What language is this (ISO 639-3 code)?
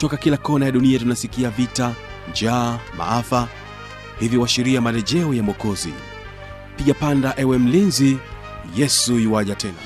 swa